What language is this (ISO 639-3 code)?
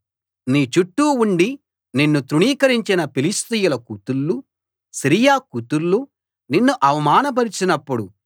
tel